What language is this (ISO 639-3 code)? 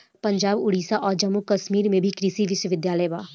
bho